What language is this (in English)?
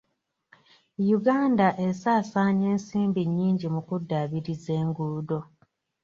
Ganda